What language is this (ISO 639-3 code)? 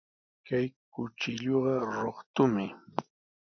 qws